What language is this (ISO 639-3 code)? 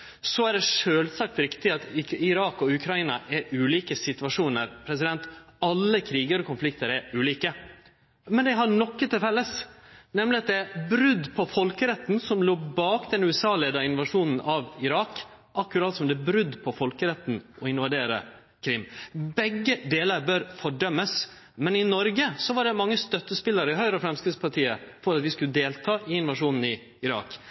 nno